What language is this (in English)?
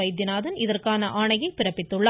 Tamil